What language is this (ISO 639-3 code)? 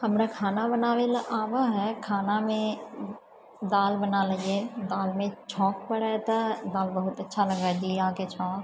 mai